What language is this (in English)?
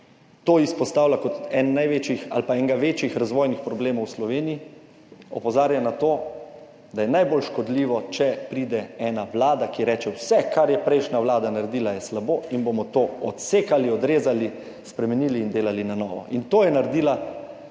Slovenian